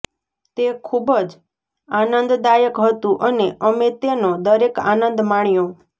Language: Gujarati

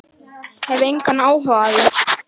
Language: Icelandic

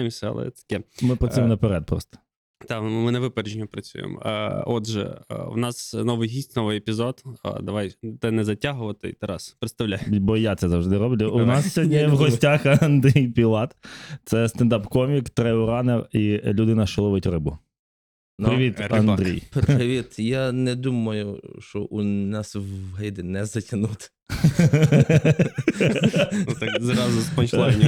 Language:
Ukrainian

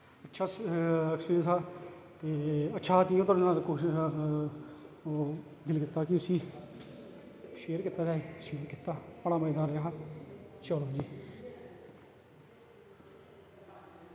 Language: Dogri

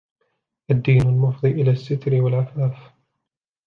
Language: Arabic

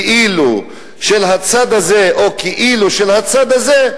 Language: Hebrew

